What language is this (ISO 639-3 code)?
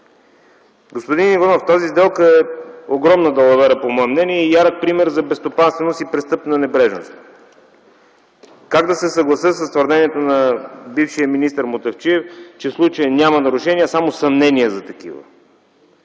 bul